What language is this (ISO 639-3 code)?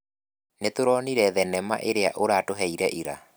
kik